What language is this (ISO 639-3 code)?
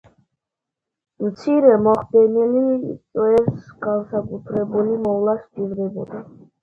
kat